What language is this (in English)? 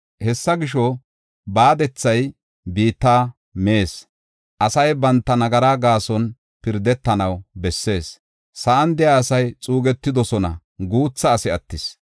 Gofa